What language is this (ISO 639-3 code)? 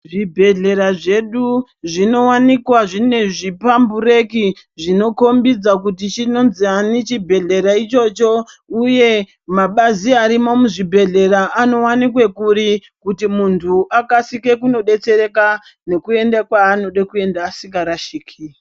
ndc